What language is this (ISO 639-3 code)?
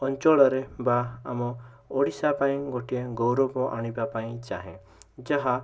ori